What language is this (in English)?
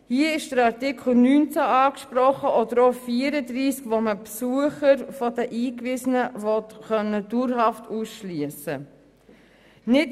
Swiss German